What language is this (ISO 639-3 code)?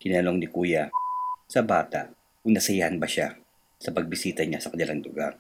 fil